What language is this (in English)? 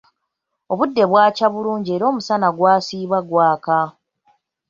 Ganda